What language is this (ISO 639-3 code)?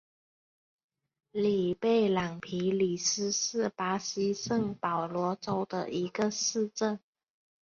zho